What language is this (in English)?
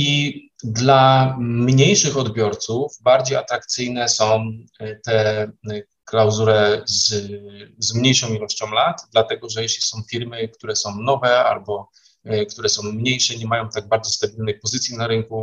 Polish